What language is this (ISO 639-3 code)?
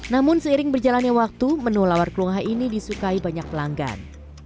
ind